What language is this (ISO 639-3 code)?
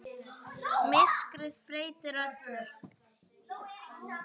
isl